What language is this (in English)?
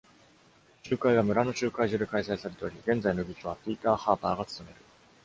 Japanese